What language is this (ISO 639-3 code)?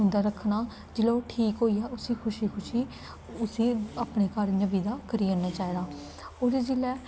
doi